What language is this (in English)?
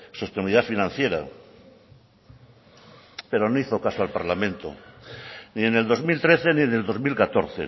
Spanish